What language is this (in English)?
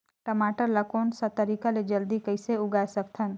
Chhattisgarhi